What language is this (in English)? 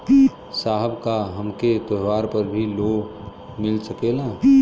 Bhojpuri